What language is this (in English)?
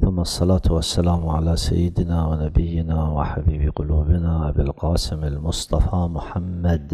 Arabic